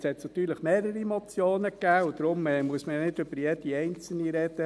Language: Swiss German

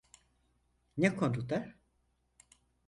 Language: Turkish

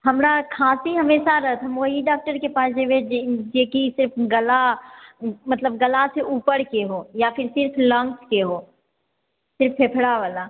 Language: Maithili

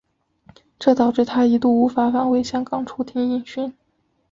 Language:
Chinese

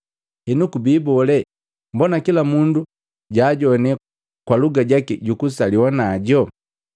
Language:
Matengo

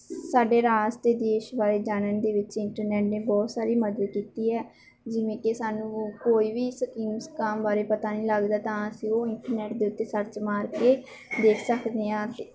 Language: Punjabi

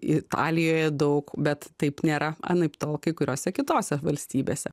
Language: Lithuanian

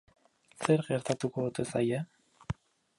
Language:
Basque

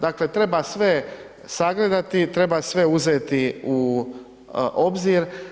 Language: Croatian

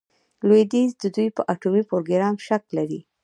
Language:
Pashto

